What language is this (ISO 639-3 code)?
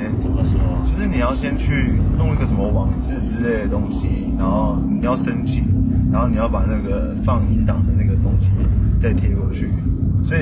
zho